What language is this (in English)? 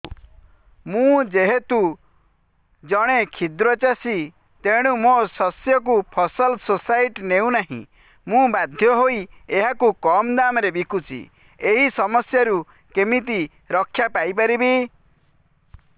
Odia